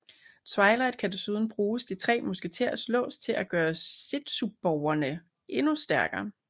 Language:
Danish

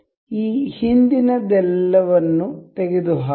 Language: Kannada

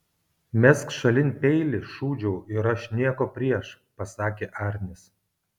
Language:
Lithuanian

